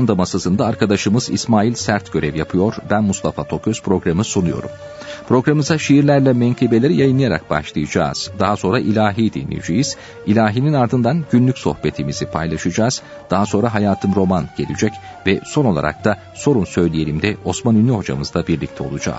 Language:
Turkish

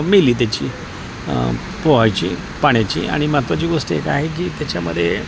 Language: Marathi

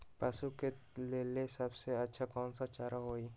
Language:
Magahi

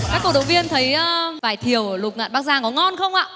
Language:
Vietnamese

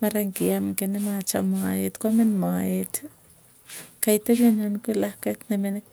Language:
Tugen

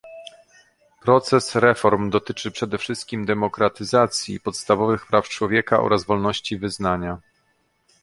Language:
Polish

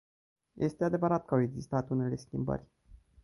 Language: Romanian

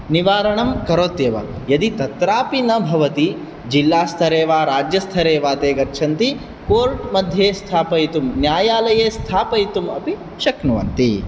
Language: Sanskrit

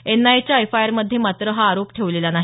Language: Marathi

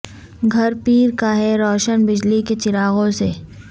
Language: Urdu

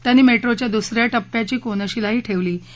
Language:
Marathi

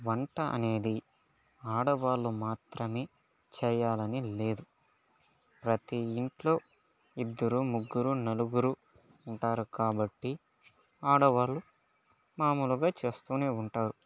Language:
Telugu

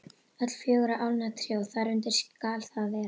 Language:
Icelandic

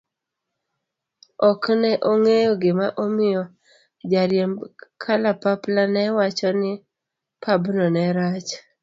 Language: Luo (Kenya and Tanzania)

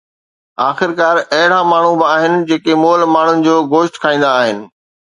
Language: Sindhi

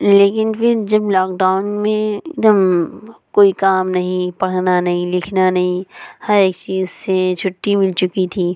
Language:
Urdu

